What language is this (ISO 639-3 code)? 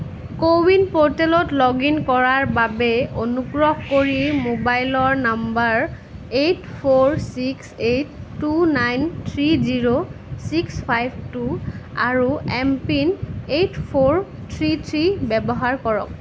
asm